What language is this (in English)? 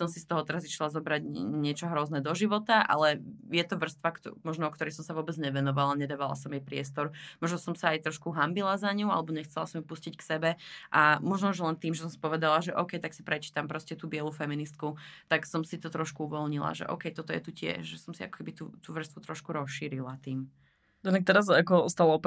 Slovak